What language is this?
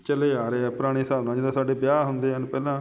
Punjabi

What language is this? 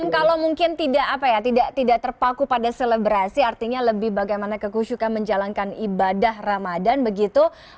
Indonesian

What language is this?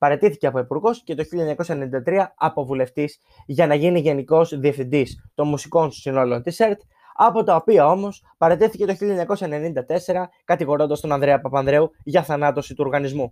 Greek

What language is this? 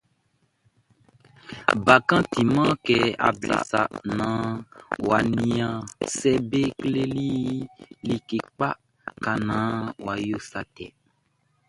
Baoulé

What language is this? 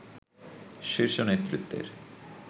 Bangla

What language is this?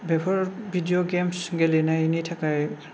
Bodo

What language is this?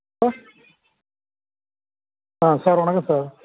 Tamil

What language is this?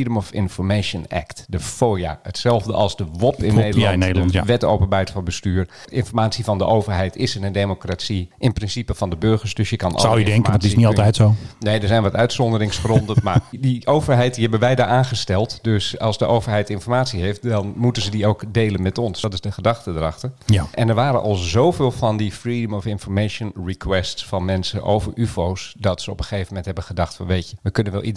Dutch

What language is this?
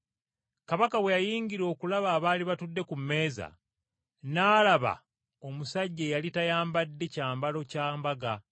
Ganda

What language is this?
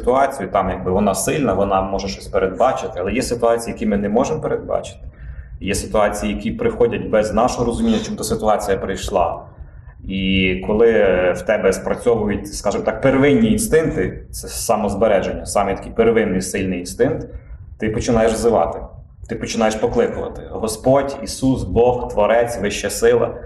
Ukrainian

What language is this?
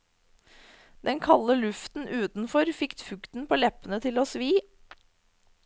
Norwegian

